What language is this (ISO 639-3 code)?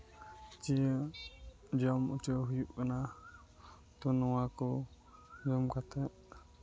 sat